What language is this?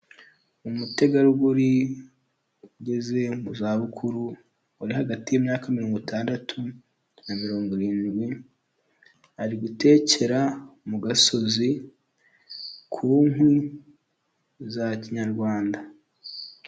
Kinyarwanda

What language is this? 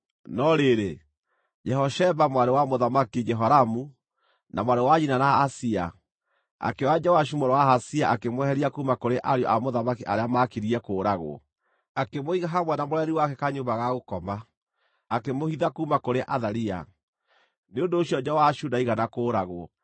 Kikuyu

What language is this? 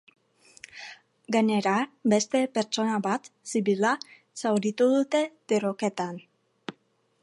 Basque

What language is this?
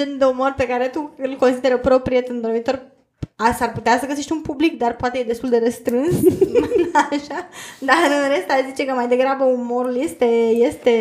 Romanian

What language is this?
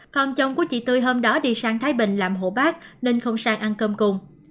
Vietnamese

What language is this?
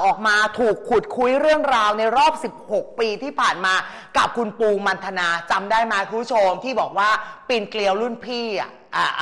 Thai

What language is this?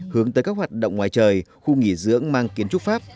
Vietnamese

